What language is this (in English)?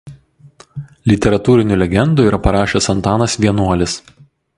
Lithuanian